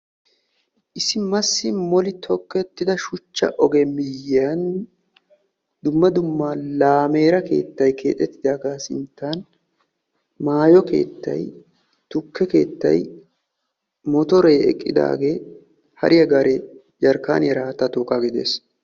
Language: Wolaytta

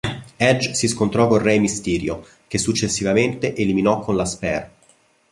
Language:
Italian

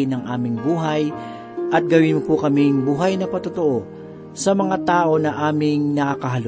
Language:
Filipino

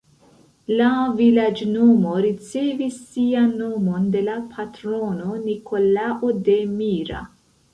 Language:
Esperanto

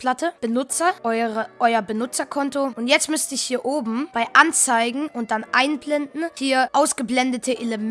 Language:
German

